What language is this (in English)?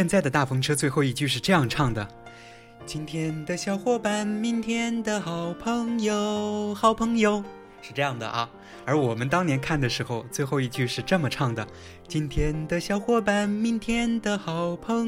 Chinese